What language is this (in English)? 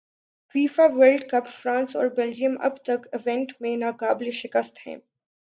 Urdu